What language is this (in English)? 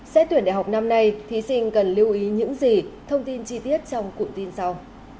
Vietnamese